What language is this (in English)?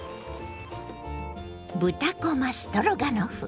Japanese